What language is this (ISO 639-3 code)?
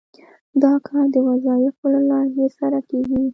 pus